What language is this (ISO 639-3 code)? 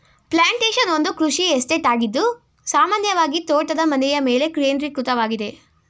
kan